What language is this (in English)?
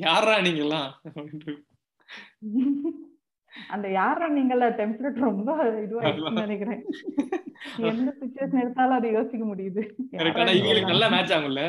Tamil